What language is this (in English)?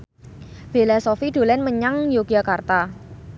Javanese